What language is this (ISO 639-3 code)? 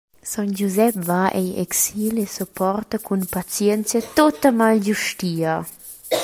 roh